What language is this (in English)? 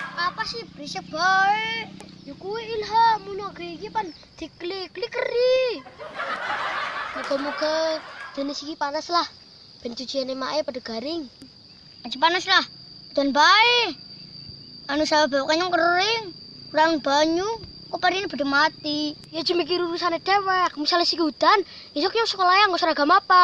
Indonesian